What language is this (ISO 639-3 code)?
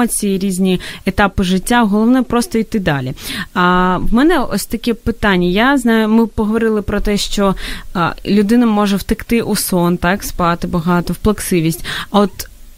ukr